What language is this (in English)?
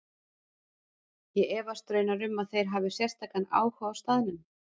Icelandic